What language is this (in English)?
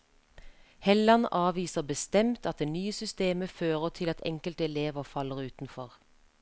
Norwegian